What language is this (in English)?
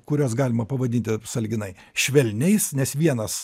Lithuanian